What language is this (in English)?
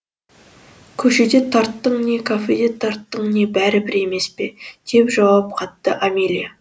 Kazakh